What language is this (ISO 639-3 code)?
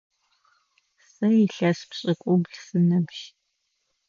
ady